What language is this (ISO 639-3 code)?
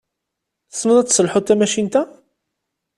kab